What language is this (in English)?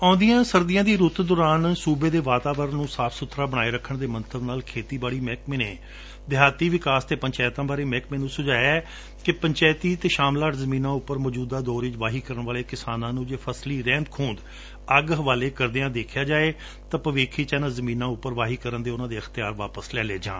Punjabi